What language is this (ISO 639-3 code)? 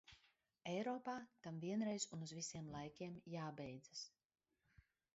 lav